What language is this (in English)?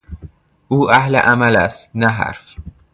Persian